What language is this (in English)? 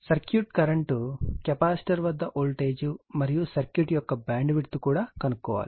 Telugu